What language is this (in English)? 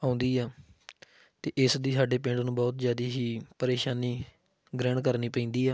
Punjabi